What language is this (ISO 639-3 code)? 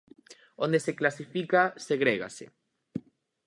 glg